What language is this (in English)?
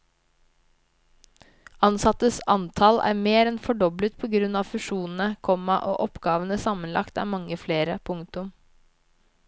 Norwegian